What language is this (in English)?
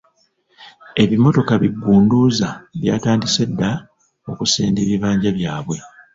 Ganda